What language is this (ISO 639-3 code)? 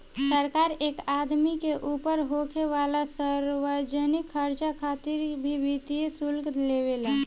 bho